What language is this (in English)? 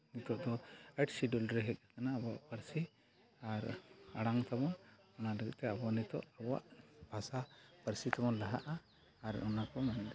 Santali